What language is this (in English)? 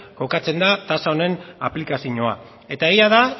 Basque